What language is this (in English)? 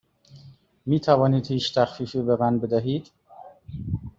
Persian